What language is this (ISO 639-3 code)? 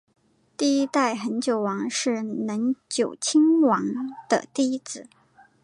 zho